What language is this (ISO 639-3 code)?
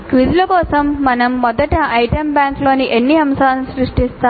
tel